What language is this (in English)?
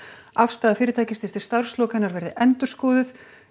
Icelandic